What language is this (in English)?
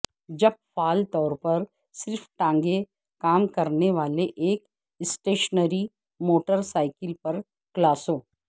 Urdu